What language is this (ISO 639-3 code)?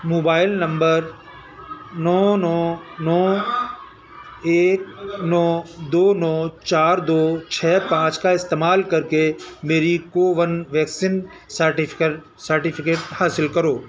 urd